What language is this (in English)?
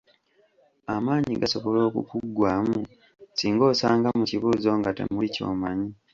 Ganda